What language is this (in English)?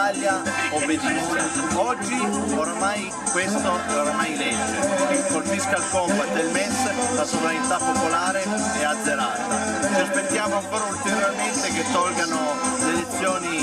Italian